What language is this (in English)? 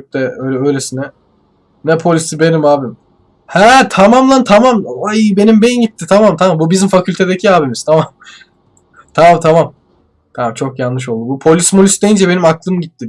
Turkish